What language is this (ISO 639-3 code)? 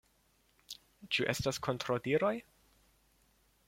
epo